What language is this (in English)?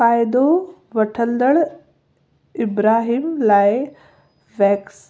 Sindhi